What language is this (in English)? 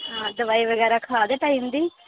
Dogri